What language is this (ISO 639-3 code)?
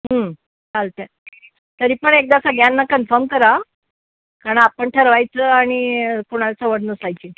mar